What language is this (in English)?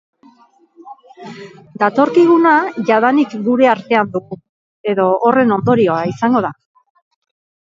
Basque